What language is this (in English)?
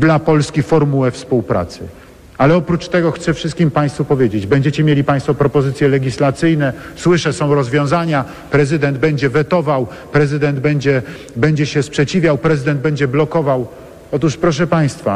Polish